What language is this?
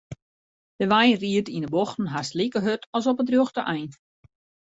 Western Frisian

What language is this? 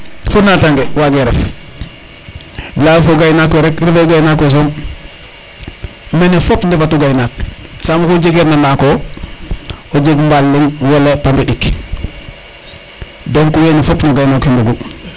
Serer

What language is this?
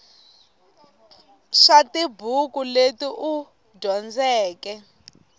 Tsonga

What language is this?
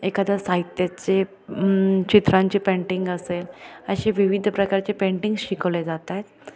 Marathi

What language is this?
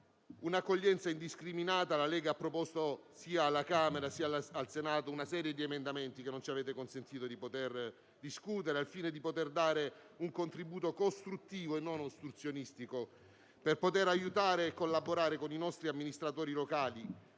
Italian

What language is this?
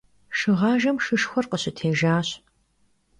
Kabardian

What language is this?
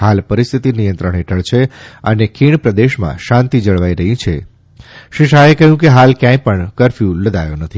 Gujarati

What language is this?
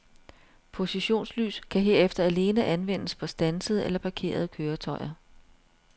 Danish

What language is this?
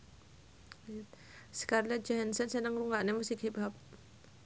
Javanese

